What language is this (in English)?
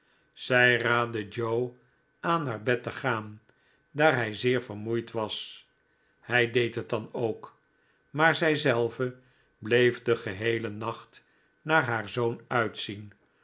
Dutch